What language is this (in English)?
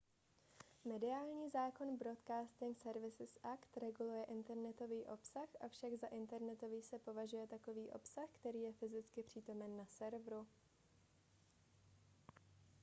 Czech